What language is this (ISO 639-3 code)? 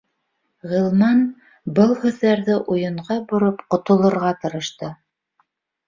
bak